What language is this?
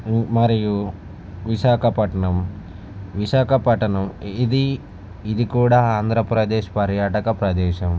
Telugu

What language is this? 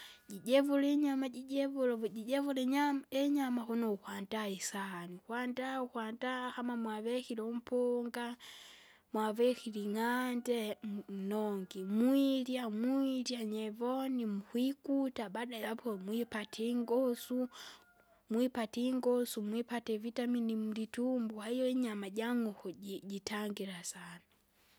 Kinga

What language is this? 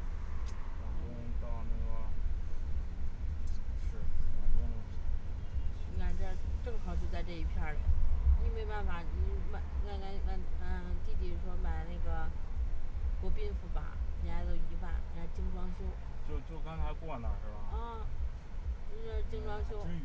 Chinese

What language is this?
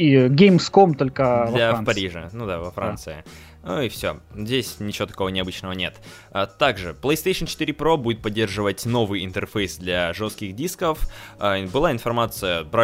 Russian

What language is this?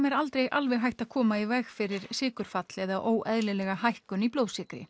Icelandic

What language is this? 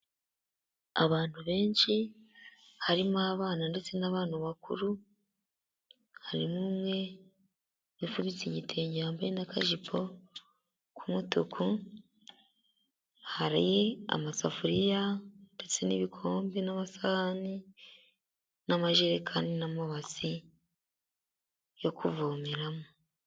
Kinyarwanda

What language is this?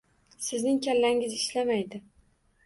Uzbek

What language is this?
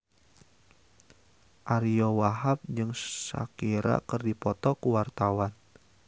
Sundanese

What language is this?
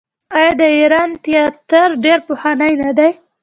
Pashto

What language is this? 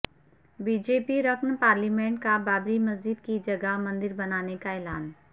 Urdu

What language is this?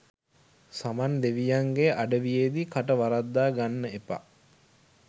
Sinhala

